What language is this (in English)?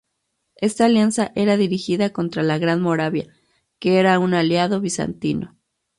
Spanish